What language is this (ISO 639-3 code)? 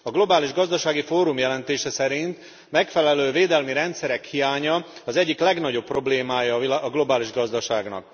hun